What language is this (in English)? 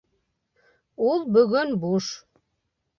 Bashkir